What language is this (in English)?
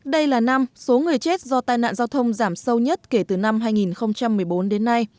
Vietnamese